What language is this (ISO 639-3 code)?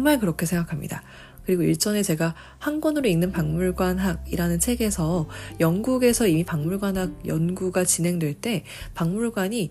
kor